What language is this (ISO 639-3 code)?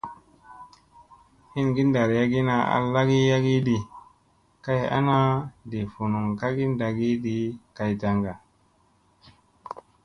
mse